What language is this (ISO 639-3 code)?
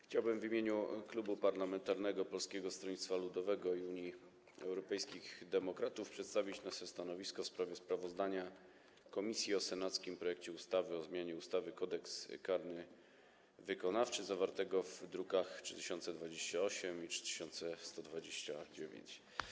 pol